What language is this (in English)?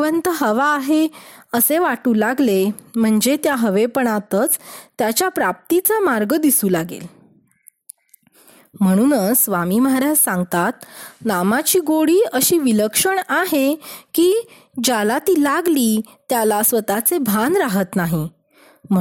Marathi